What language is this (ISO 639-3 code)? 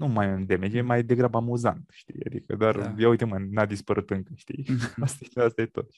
ron